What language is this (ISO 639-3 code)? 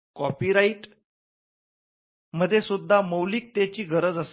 mar